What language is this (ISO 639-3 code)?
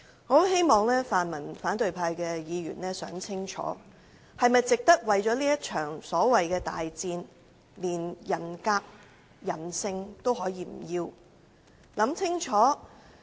yue